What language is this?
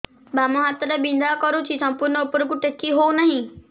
Odia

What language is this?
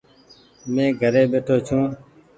Goaria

